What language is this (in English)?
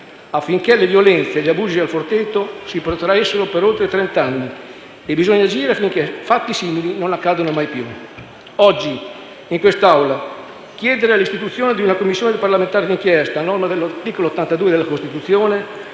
Italian